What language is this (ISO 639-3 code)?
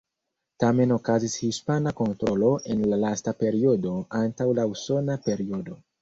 epo